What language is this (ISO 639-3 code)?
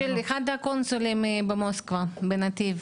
heb